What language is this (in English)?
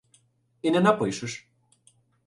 Ukrainian